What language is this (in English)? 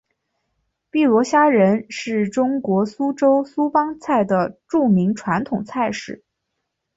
Chinese